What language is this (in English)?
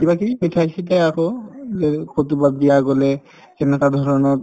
Assamese